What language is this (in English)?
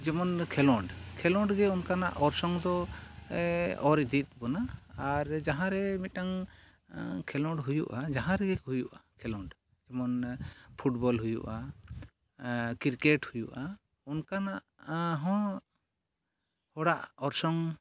Santali